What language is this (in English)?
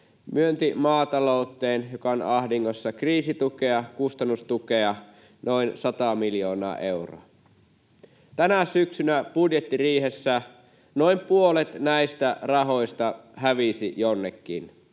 Finnish